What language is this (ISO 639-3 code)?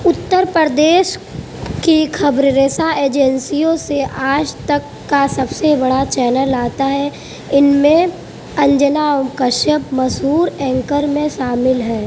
urd